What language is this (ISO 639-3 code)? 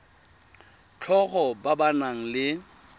tsn